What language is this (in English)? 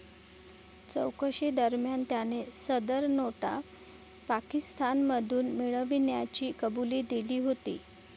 Marathi